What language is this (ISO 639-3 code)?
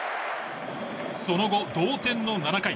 jpn